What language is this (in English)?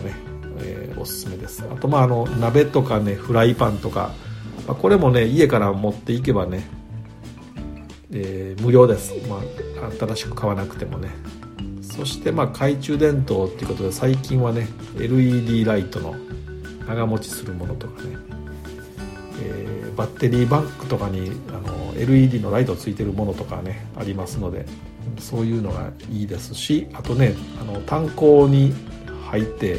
Japanese